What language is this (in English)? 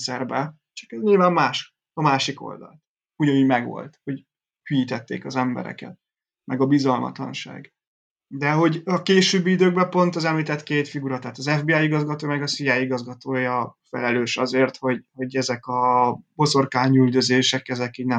Hungarian